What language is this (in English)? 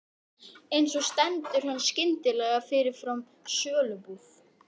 Icelandic